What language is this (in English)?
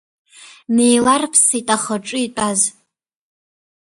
Abkhazian